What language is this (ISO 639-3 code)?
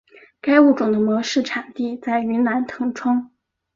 zho